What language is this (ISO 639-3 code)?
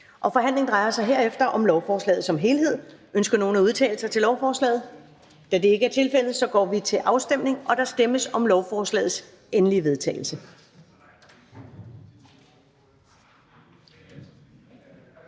dan